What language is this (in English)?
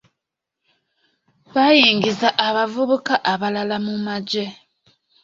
Ganda